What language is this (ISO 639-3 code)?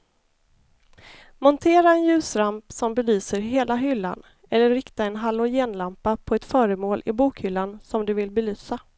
swe